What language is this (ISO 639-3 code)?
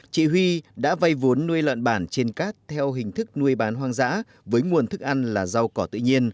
vie